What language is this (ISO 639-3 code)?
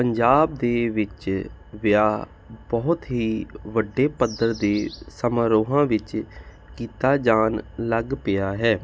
pan